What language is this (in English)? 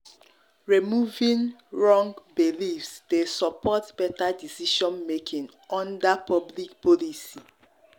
Nigerian Pidgin